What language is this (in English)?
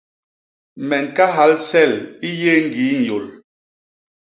Basaa